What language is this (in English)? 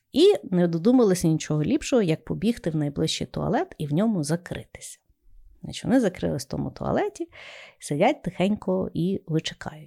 Ukrainian